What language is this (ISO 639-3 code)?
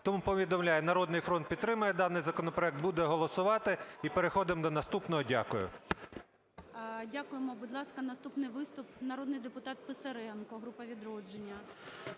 ukr